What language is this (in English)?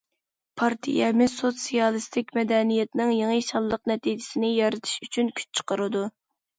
Uyghur